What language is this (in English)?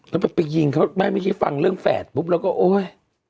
Thai